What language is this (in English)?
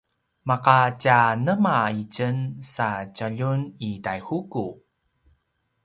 Paiwan